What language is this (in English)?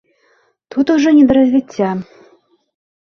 Belarusian